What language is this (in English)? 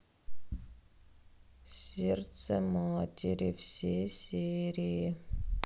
Russian